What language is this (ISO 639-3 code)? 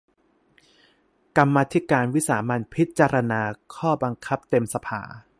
tha